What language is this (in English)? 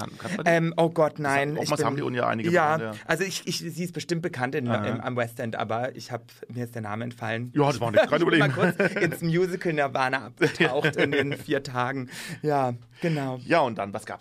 German